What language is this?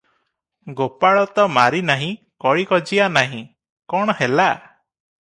Odia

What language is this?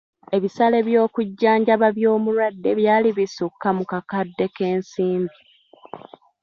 Ganda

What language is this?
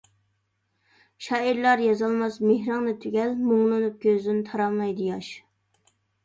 Uyghur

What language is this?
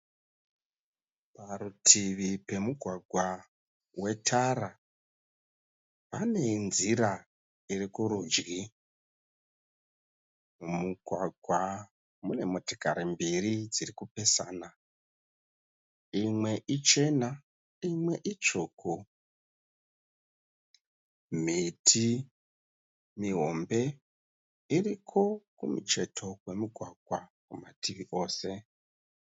Shona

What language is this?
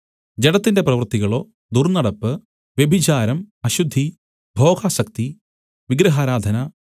Malayalam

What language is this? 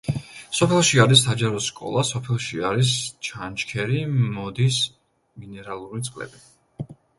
Georgian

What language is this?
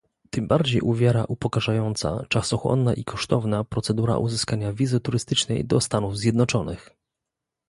Polish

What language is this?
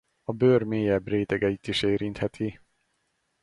Hungarian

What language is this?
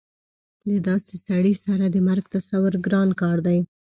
Pashto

